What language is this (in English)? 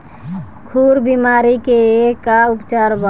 Bhojpuri